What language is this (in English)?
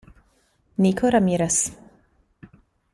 Italian